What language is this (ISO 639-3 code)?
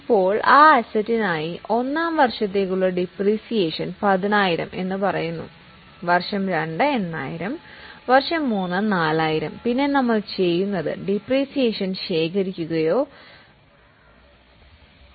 mal